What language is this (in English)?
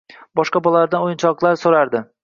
Uzbek